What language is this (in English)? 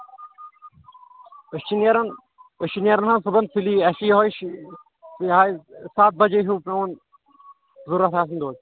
Kashmiri